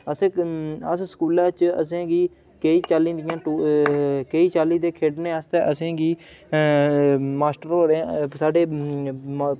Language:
Dogri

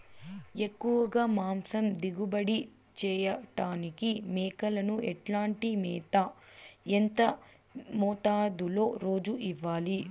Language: Telugu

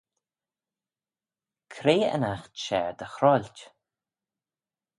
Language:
Manx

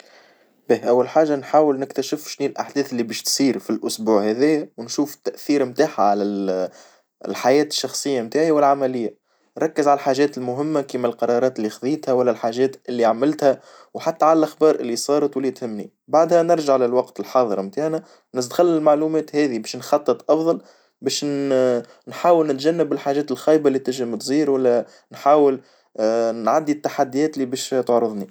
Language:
Tunisian Arabic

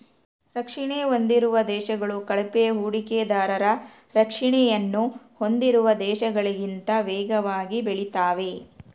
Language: Kannada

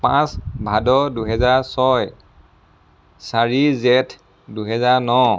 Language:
Assamese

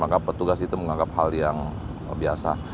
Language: Indonesian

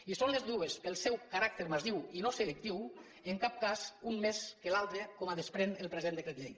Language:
Catalan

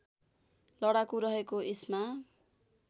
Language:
Nepali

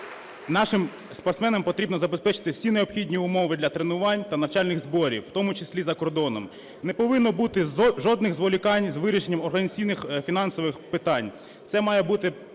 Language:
Ukrainian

